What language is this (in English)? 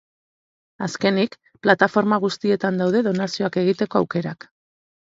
Basque